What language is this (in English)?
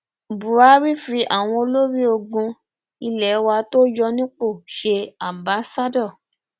Yoruba